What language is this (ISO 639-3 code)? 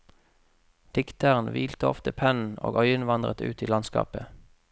nor